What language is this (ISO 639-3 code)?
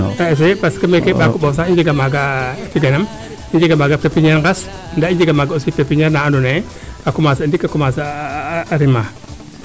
srr